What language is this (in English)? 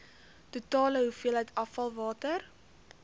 Afrikaans